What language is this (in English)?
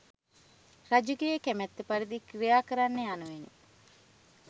Sinhala